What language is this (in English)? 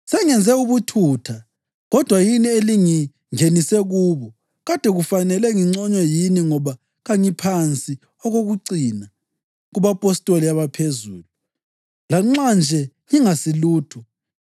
North Ndebele